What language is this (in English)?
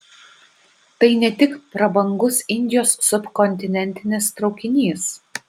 Lithuanian